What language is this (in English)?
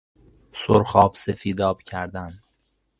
Persian